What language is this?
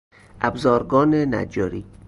Persian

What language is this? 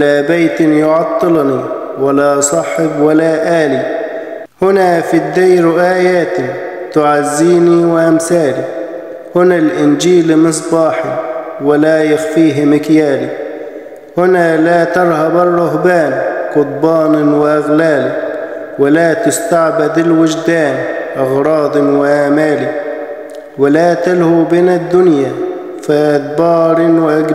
Arabic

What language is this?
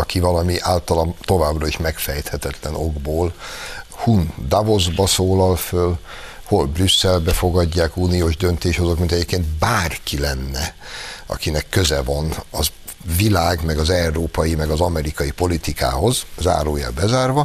Hungarian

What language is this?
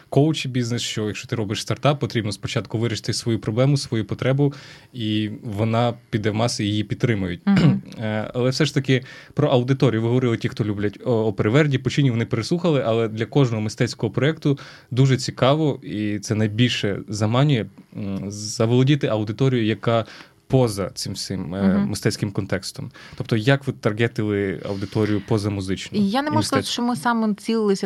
Ukrainian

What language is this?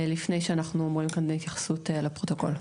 Hebrew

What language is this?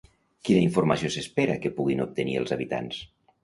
Catalan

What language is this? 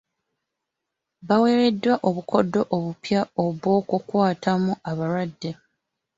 Ganda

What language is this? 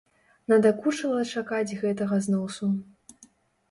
Belarusian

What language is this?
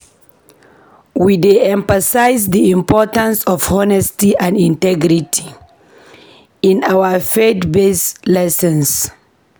Nigerian Pidgin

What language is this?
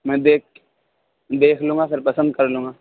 Urdu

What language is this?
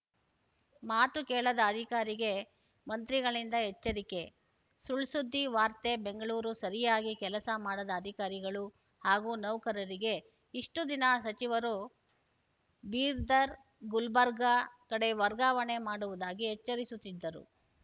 Kannada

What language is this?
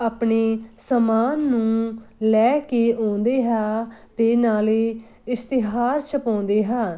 Punjabi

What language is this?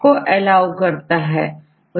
Hindi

